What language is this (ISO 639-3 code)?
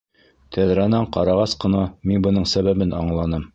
bak